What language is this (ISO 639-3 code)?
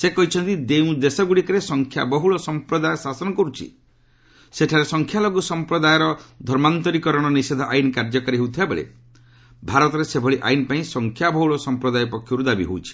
ori